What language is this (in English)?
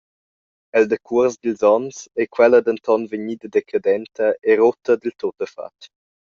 Romansh